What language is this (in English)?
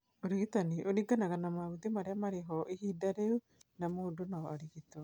Kikuyu